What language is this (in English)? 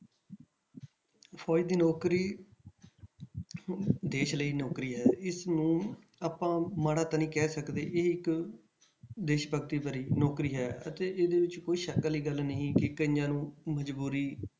Punjabi